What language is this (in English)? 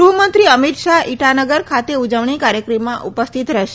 Gujarati